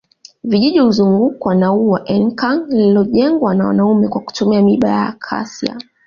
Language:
Swahili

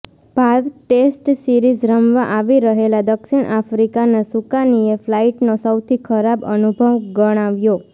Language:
Gujarati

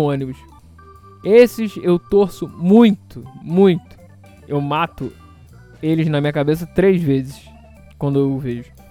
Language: Portuguese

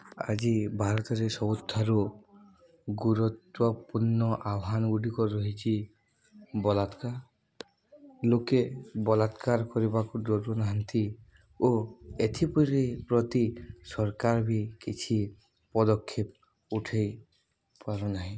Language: Odia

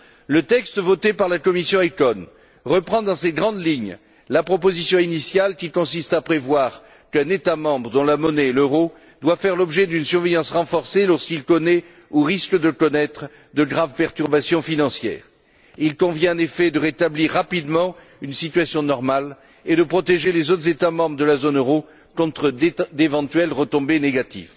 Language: French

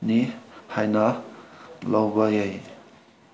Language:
Manipuri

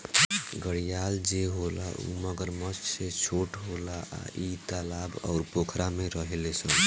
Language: Bhojpuri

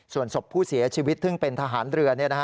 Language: Thai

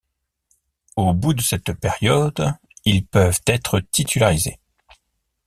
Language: French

